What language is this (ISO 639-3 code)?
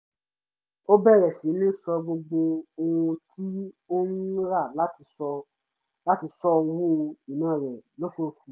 yor